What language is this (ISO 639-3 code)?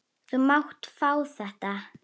isl